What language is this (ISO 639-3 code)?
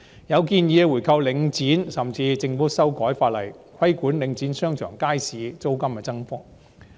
yue